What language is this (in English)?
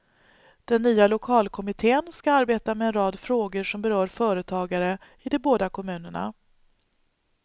Swedish